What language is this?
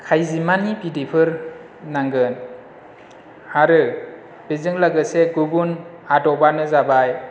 Bodo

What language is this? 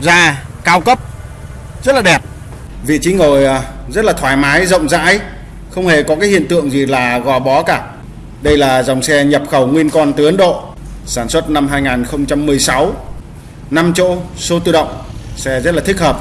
Vietnamese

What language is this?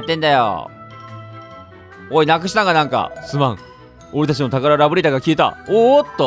Japanese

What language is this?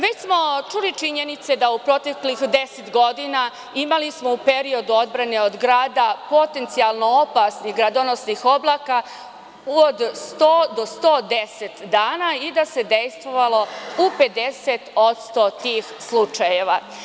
Serbian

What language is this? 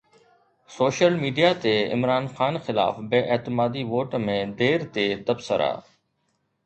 Sindhi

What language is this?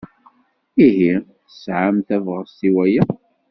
Kabyle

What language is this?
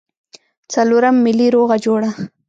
Pashto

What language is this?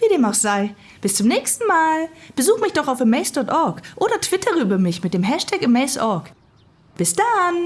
German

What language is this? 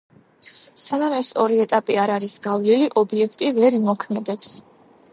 Georgian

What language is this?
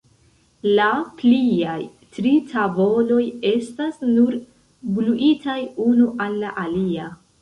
Esperanto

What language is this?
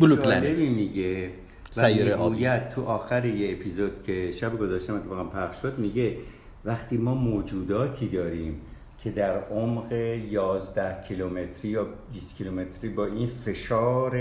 Persian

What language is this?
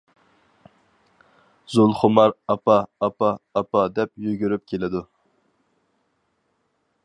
Uyghur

